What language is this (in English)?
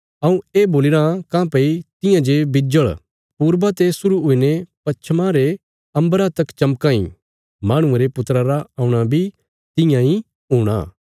Bilaspuri